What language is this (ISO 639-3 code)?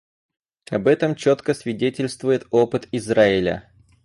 rus